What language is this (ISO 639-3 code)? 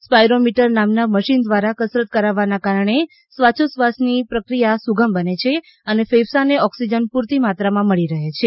guj